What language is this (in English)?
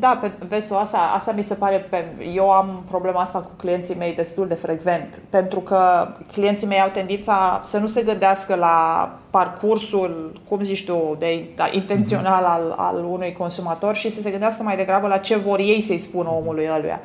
Romanian